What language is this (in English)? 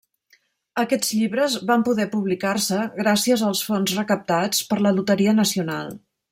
Catalan